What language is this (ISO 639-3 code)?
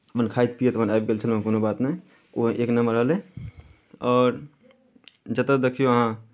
mai